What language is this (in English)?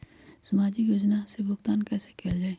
Magahi